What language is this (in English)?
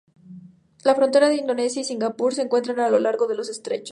Spanish